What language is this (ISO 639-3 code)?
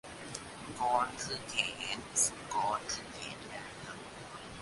tha